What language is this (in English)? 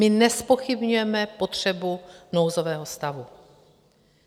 Czech